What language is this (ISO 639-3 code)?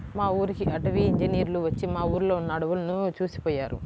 tel